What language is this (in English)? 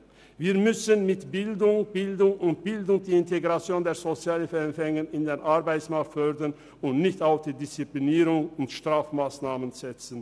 Swiss German